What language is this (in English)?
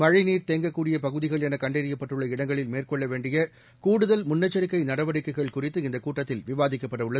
Tamil